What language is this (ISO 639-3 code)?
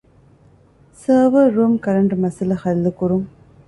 div